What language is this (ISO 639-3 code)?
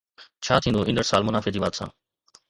snd